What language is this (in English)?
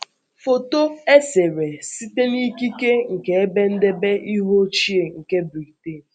Igbo